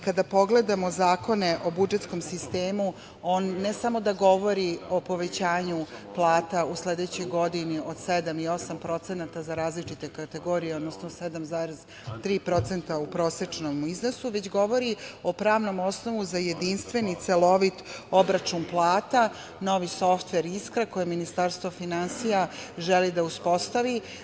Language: Serbian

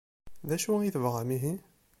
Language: Kabyle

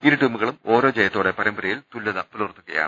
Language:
Malayalam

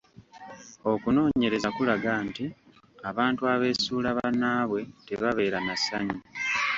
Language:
Ganda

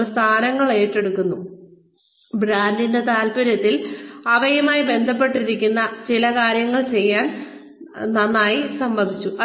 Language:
Malayalam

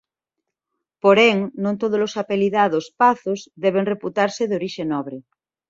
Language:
Galician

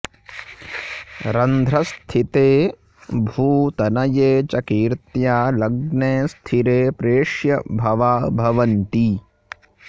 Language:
Sanskrit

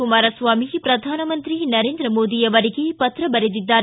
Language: Kannada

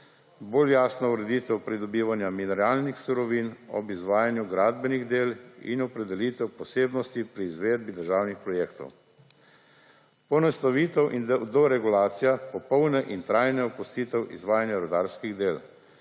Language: Slovenian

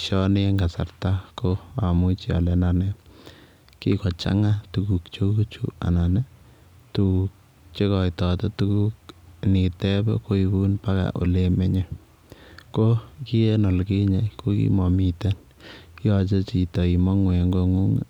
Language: Kalenjin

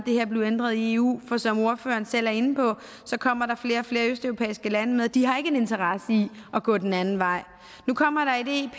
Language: Danish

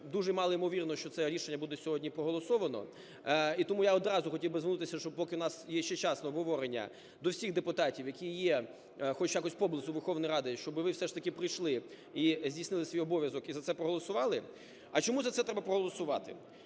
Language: Ukrainian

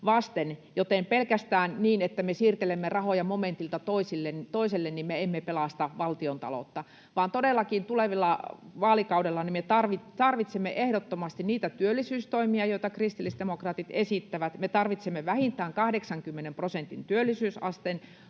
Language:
Finnish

